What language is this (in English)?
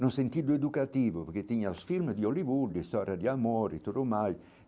Portuguese